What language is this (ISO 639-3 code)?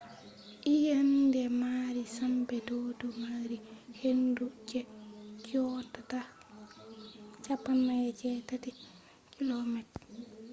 ful